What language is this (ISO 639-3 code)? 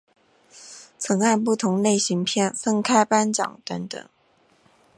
zho